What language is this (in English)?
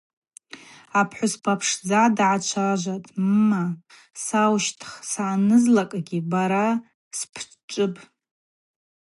Abaza